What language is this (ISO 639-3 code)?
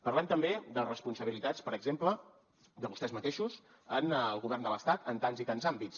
cat